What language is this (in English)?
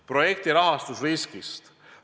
Estonian